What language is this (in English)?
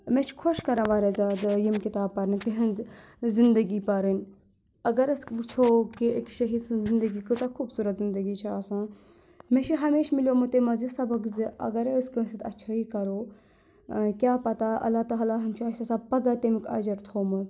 Kashmiri